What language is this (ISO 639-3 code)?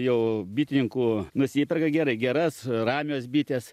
lit